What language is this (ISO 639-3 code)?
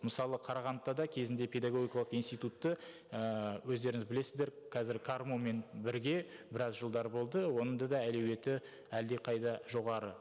kaz